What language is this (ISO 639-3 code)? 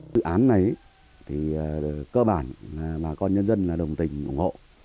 vie